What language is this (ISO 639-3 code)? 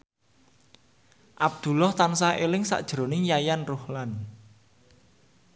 jav